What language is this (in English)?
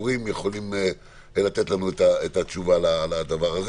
Hebrew